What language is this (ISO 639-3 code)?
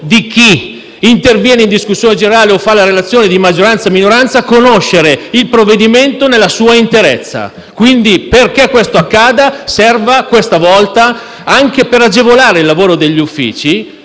ita